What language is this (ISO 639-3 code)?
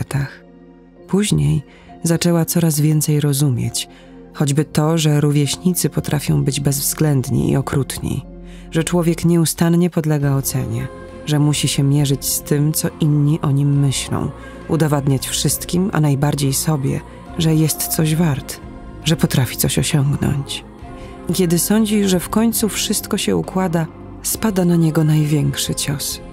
pol